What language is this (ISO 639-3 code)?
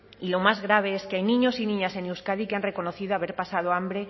spa